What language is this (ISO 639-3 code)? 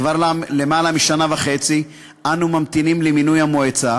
heb